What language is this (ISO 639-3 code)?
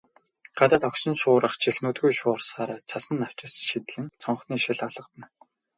mon